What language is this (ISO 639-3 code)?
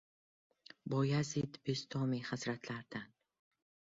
uzb